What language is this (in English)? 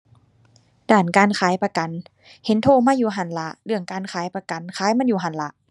Thai